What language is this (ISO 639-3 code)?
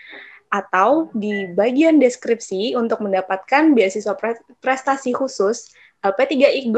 ind